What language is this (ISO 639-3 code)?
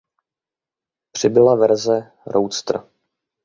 ces